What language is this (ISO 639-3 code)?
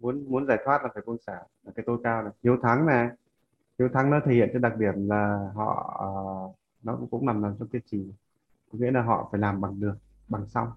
vie